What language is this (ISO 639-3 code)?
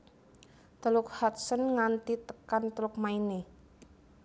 jav